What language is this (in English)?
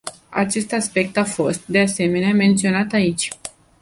Romanian